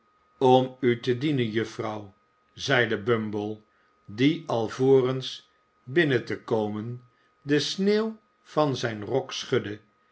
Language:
Dutch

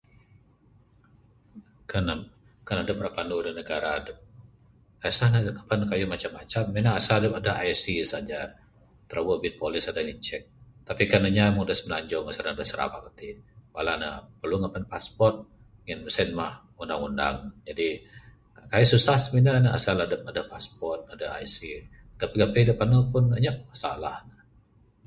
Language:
Bukar-Sadung Bidayuh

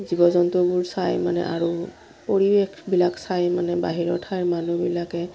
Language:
Assamese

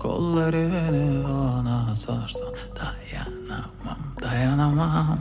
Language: Turkish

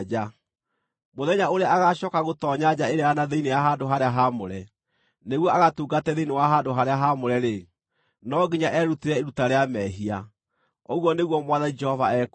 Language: Kikuyu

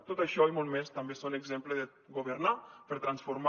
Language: Catalan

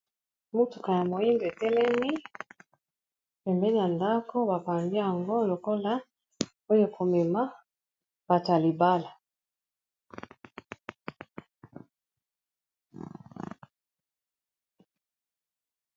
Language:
Lingala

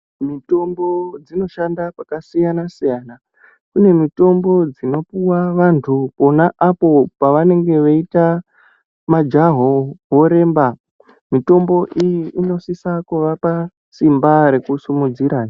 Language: Ndau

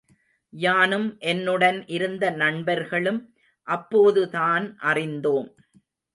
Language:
Tamil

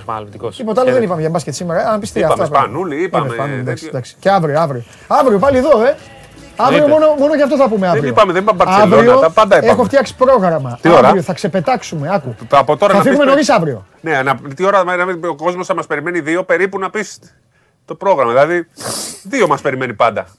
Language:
Greek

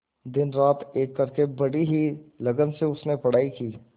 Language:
Hindi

